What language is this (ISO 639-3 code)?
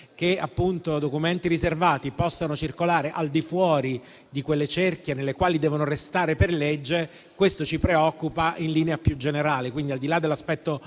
ita